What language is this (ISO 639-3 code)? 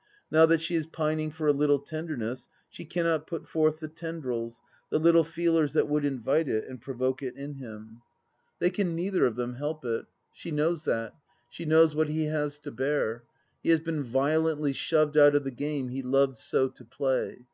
eng